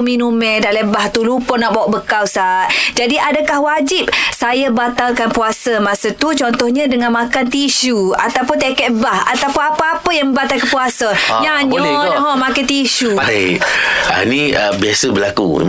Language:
Malay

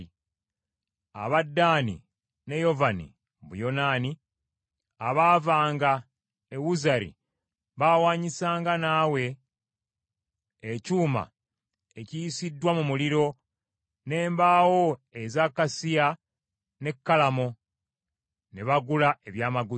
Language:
Ganda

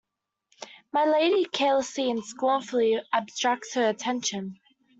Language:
English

